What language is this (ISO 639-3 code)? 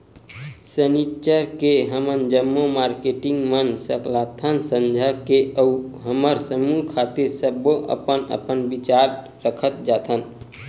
hne